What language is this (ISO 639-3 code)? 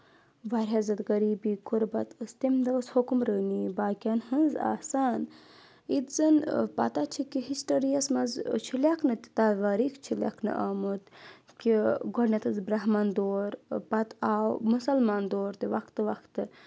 kas